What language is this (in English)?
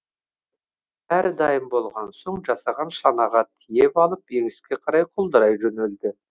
Kazakh